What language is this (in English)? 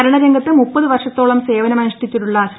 Malayalam